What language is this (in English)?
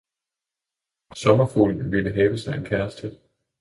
Danish